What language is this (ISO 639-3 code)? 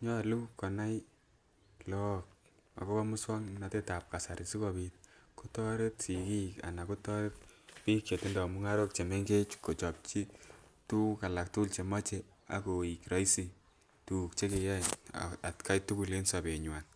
kln